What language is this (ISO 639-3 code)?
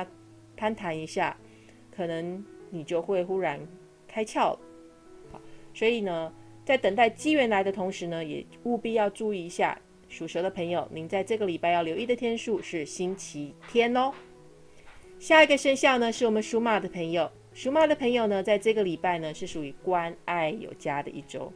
zho